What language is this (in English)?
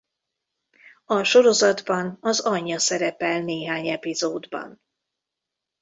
Hungarian